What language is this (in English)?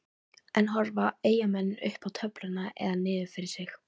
Icelandic